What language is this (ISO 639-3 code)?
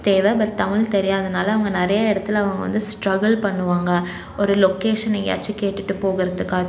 tam